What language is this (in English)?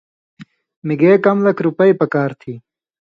Indus Kohistani